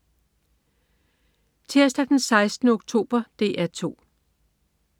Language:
Danish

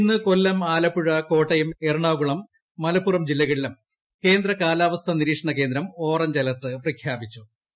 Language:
Malayalam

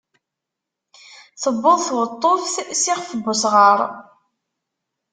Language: Kabyle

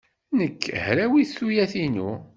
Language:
Kabyle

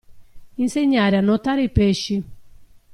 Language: Italian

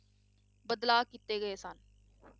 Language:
Punjabi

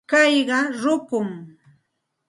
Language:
Santa Ana de Tusi Pasco Quechua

